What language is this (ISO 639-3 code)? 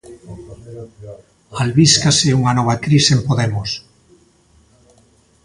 glg